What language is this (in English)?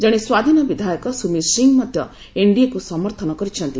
Odia